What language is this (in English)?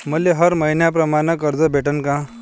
Marathi